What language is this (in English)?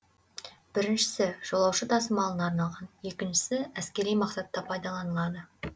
Kazakh